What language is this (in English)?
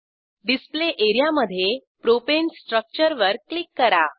Marathi